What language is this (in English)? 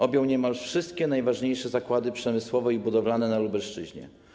Polish